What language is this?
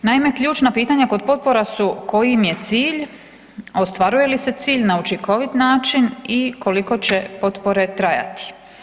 Croatian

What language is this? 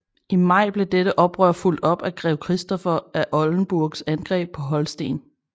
Danish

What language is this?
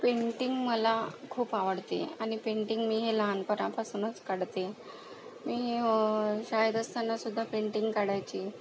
Marathi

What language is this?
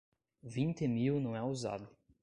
Portuguese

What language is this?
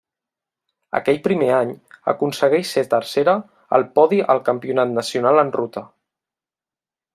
Catalan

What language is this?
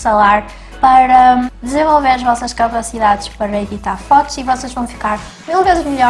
Portuguese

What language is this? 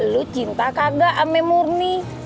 Indonesian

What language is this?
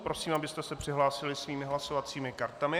Czech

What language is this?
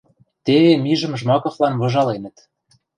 Western Mari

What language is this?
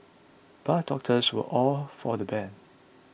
English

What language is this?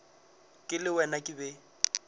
Northern Sotho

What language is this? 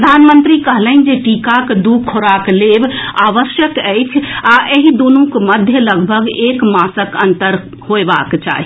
Maithili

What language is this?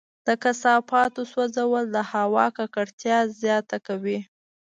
Pashto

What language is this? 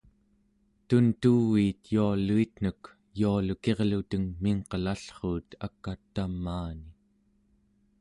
Central Yupik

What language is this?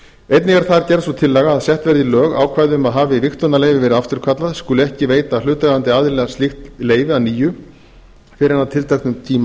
Icelandic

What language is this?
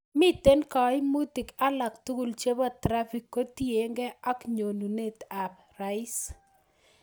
Kalenjin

